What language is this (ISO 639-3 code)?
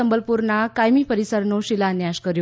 guj